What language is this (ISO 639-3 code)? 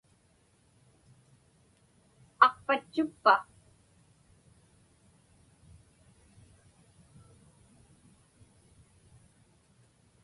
ipk